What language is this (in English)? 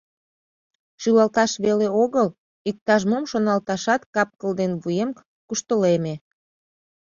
Mari